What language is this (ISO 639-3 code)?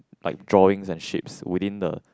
eng